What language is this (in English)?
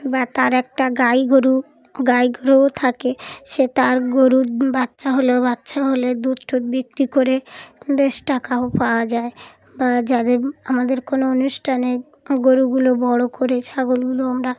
Bangla